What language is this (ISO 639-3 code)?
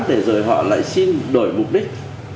vie